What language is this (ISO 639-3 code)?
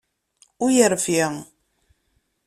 kab